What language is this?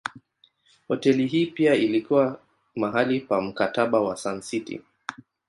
Swahili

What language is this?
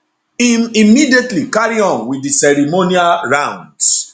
Nigerian Pidgin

